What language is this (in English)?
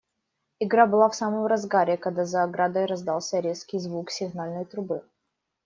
Russian